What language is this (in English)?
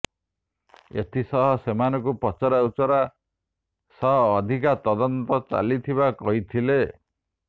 Odia